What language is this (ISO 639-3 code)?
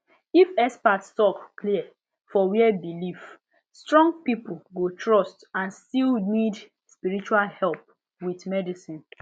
pcm